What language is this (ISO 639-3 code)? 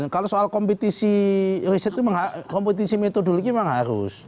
ind